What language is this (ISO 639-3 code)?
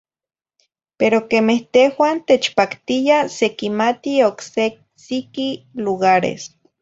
nhi